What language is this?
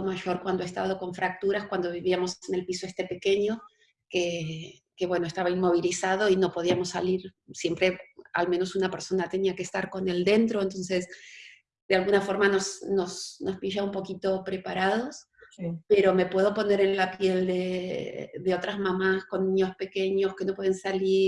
Spanish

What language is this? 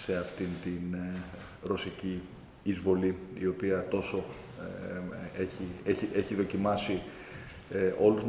Greek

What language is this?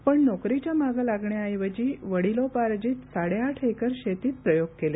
Marathi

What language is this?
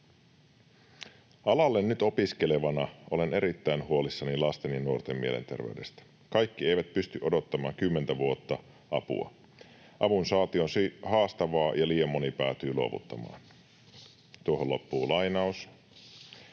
Finnish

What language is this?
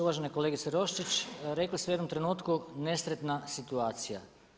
Croatian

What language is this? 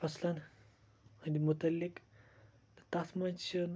Kashmiri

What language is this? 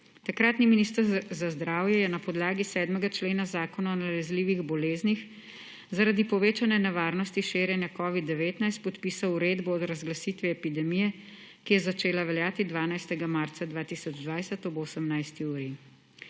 Slovenian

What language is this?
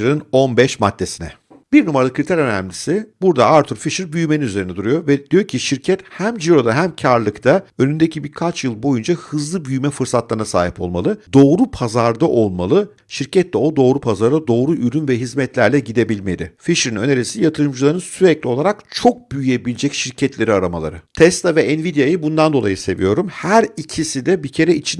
Turkish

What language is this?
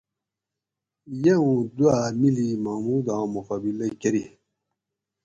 Gawri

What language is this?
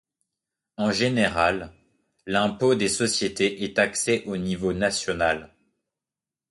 French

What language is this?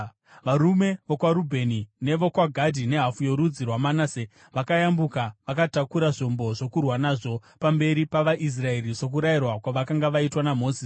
Shona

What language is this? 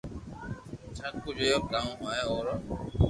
Loarki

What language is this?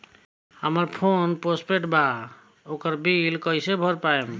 Bhojpuri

